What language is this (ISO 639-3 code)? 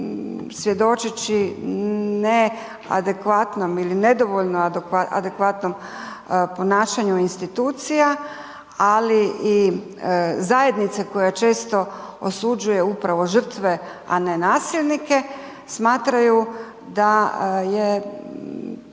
hrv